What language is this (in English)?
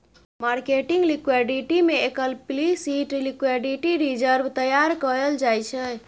Maithili